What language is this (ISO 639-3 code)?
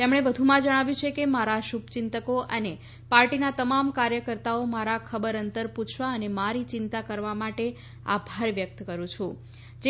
guj